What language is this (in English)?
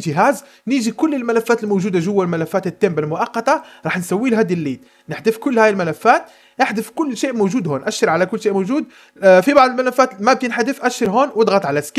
Arabic